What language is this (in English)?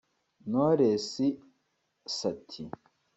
Kinyarwanda